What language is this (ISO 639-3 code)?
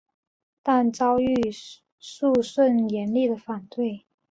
zho